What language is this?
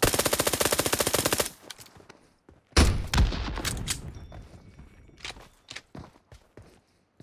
Turkish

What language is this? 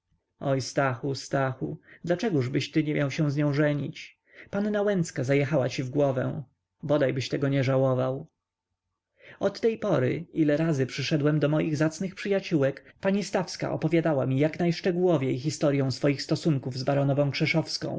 Polish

